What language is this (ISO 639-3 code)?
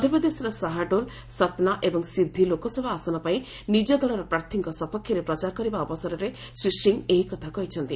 ori